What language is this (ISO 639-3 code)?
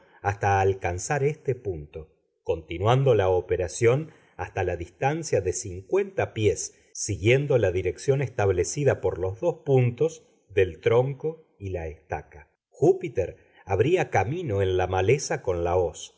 spa